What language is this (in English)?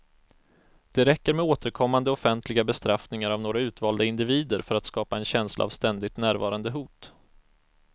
Swedish